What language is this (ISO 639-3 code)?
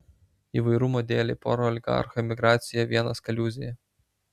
lit